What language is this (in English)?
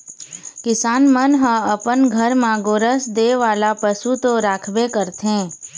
Chhattisgarhi